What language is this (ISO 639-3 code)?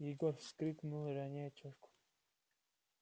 rus